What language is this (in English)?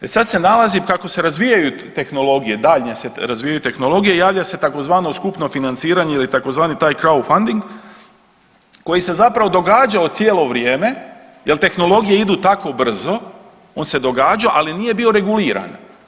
Croatian